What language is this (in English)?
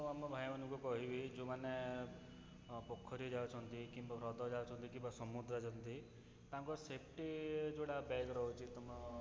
Odia